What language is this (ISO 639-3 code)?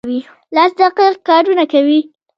pus